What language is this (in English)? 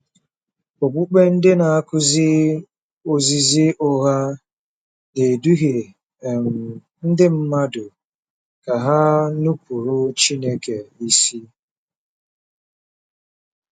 Igbo